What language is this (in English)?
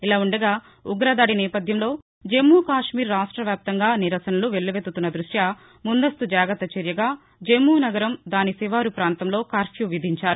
Telugu